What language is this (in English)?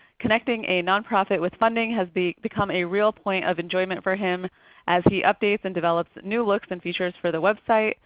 English